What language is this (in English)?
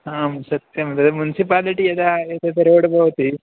Sanskrit